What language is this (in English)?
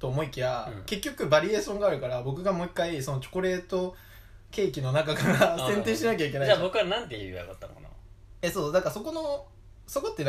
Japanese